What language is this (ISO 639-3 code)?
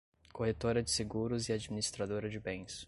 por